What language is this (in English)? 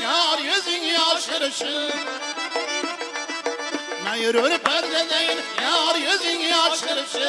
Uzbek